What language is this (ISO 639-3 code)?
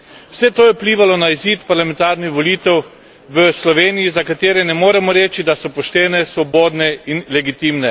slv